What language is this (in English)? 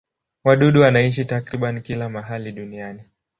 Swahili